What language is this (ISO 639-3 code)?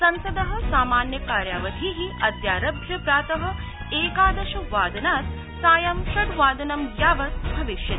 san